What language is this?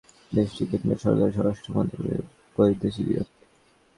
Bangla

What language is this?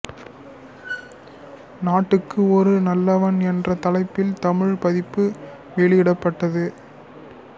Tamil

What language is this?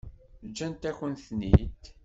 Kabyle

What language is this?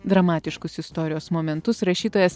Lithuanian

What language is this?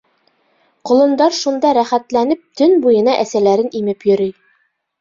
Bashkir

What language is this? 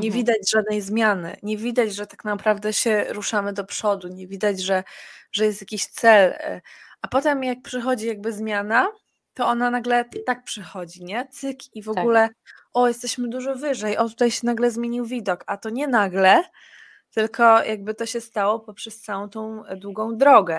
Polish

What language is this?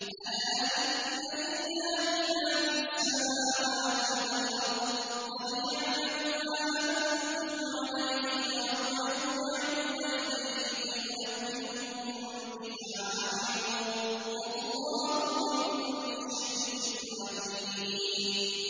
Arabic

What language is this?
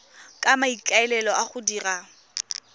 Tswana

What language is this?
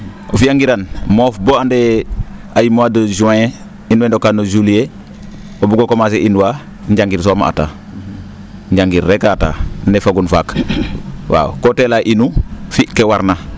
Serer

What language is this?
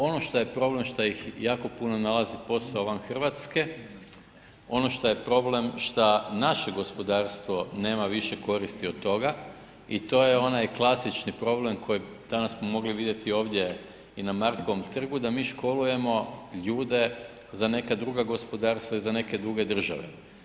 Croatian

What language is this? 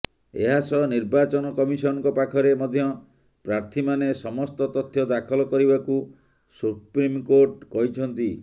Odia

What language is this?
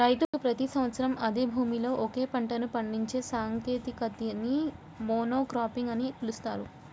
Telugu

